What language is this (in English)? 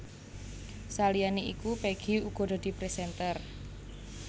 Javanese